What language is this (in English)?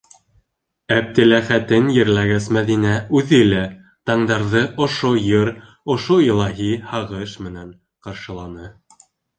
Bashkir